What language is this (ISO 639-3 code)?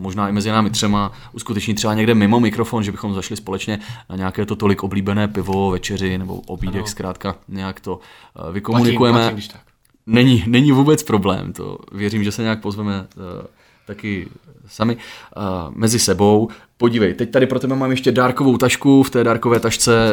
ces